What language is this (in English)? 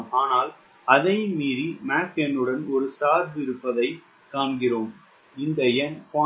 Tamil